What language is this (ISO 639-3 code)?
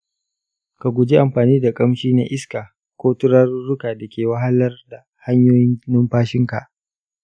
hau